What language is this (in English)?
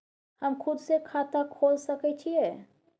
Maithili